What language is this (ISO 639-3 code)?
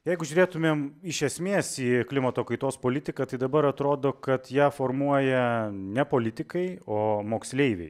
lit